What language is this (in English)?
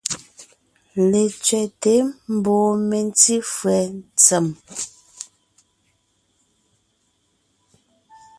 Ngiemboon